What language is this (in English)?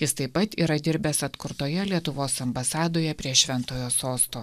Lithuanian